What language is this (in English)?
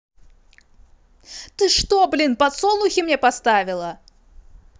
Russian